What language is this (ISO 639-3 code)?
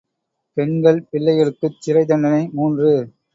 tam